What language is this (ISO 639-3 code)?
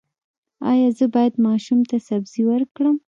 pus